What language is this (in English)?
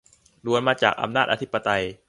Thai